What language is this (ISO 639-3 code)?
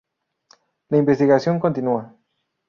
spa